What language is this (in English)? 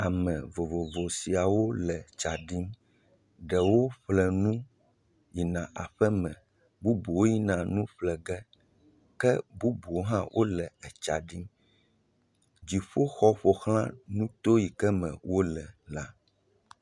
Ewe